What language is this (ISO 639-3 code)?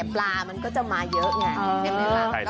tha